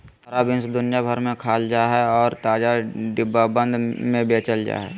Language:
Magahi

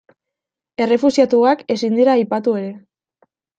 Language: Basque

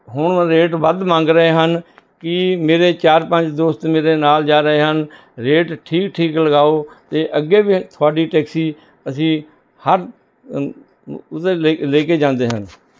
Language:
Punjabi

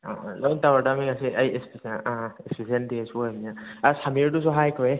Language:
Manipuri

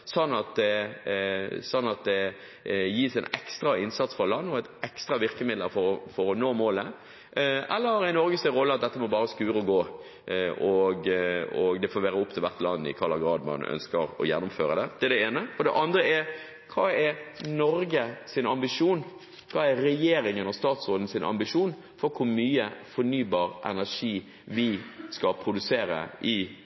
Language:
Norwegian Bokmål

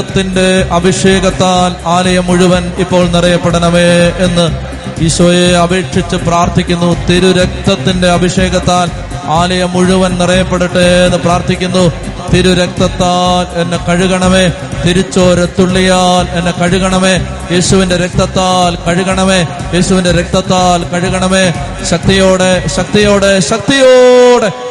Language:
Malayalam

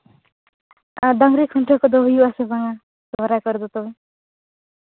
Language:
Santali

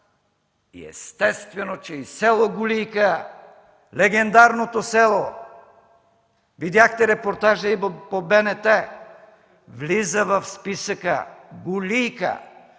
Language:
Bulgarian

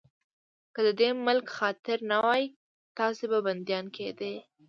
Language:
Pashto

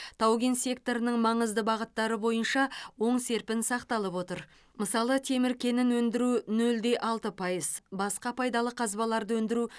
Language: Kazakh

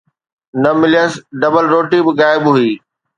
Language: Sindhi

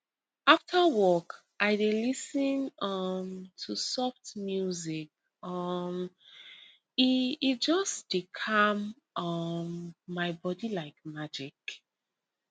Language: Nigerian Pidgin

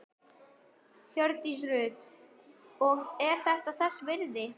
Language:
Icelandic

